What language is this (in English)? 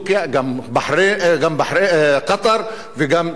Hebrew